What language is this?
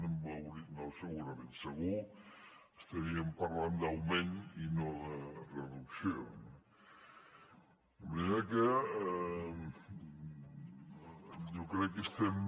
Catalan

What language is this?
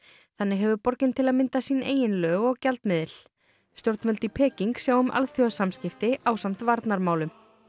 Icelandic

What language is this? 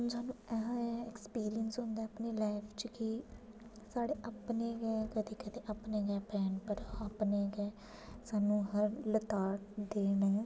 Dogri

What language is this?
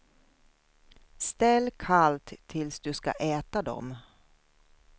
Swedish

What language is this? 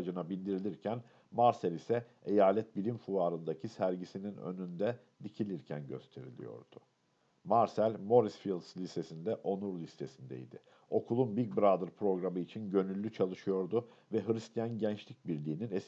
Turkish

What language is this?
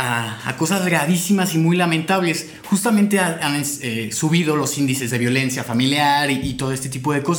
Spanish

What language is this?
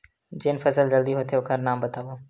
Chhattisgarhi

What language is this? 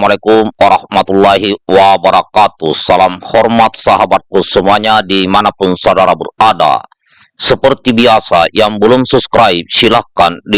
Indonesian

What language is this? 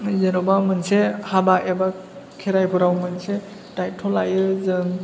Bodo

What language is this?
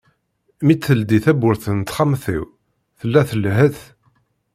Kabyle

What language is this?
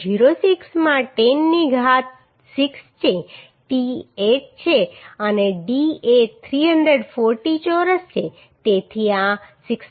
Gujarati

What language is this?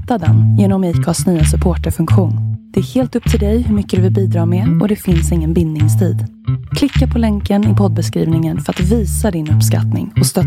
Swedish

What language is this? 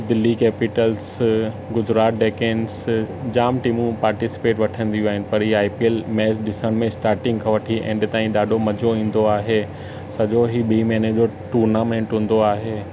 Sindhi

